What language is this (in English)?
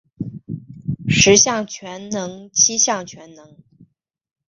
Chinese